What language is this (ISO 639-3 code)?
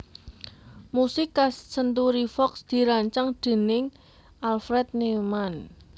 jav